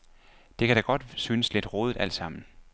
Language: Danish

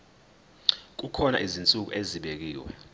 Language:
Zulu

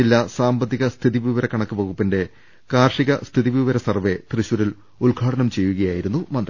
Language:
Malayalam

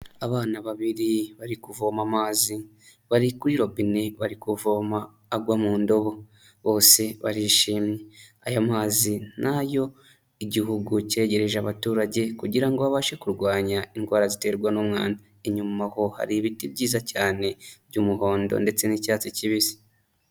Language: Kinyarwanda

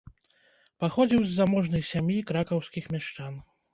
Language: Belarusian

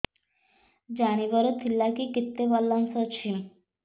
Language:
Odia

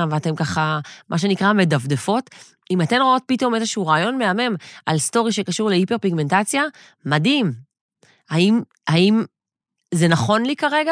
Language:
Hebrew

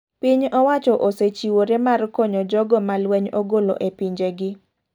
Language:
Luo (Kenya and Tanzania)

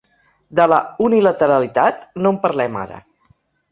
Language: Catalan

